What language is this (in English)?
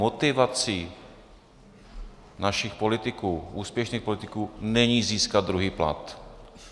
Czech